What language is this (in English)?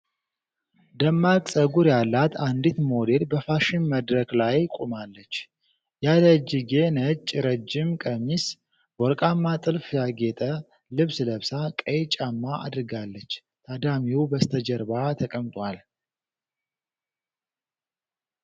Amharic